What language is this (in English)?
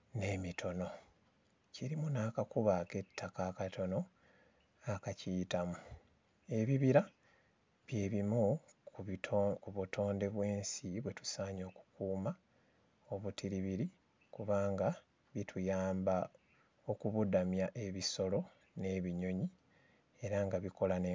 Ganda